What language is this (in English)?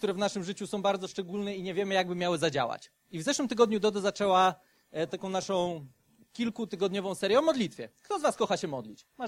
Polish